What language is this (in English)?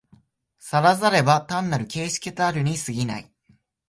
Japanese